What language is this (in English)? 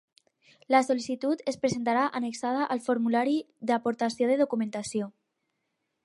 Catalan